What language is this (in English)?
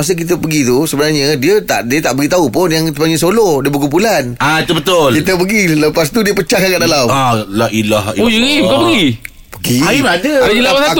Malay